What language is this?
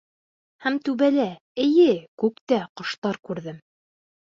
Bashkir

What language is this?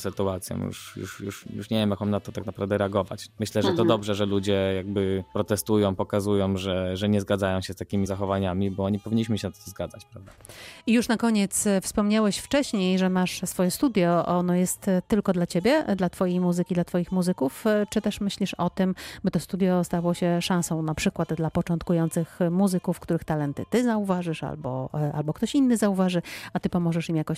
Polish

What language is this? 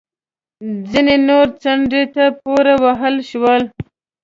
Pashto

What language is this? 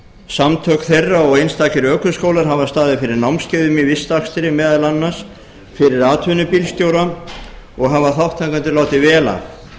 Icelandic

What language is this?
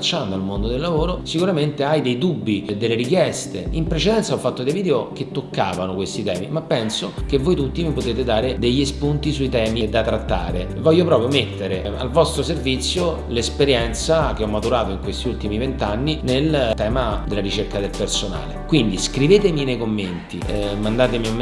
Italian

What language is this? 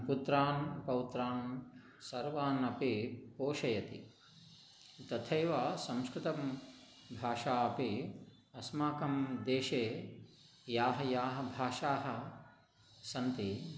Sanskrit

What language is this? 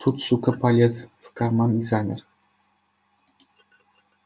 Russian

